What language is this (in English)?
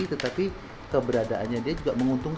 Indonesian